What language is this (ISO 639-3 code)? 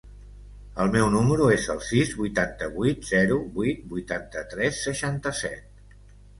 cat